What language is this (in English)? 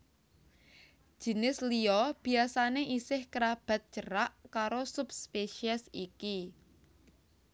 Javanese